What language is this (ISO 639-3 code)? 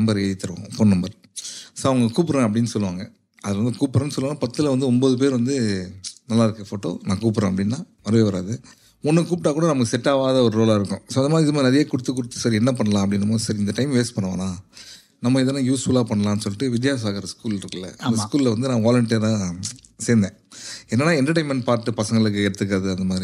tam